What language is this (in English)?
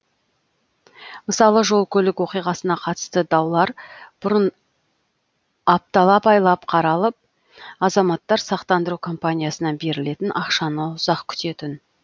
Kazakh